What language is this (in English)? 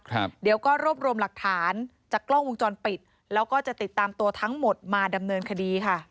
Thai